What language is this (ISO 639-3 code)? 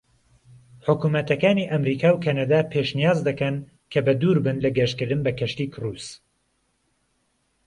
ckb